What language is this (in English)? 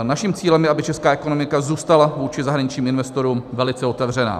Czech